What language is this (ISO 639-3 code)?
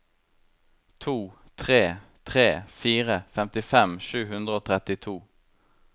nor